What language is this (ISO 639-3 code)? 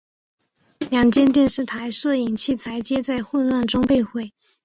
zho